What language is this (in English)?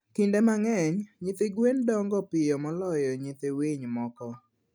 Luo (Kenya and Tanzania)